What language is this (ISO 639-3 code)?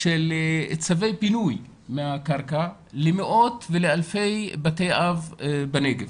heb